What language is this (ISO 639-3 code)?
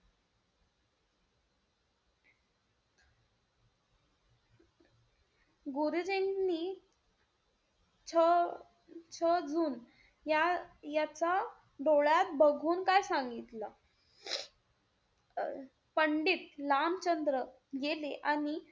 mar